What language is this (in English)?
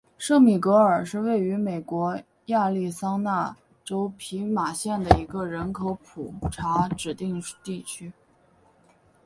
Chinese